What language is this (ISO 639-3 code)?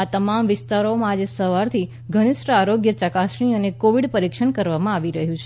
guj